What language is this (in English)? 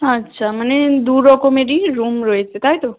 Bangla